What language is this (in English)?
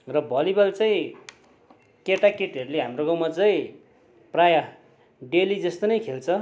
Nepali